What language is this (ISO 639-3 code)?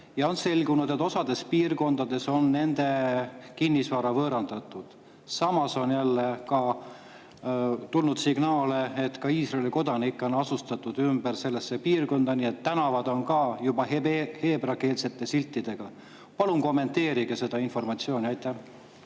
est